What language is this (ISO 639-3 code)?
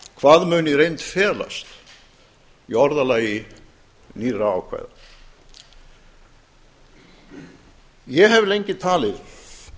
isl